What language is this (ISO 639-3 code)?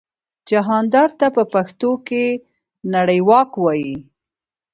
pus